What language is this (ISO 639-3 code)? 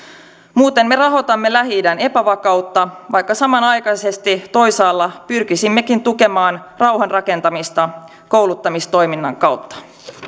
fin